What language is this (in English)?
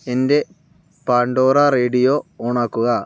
Malayalam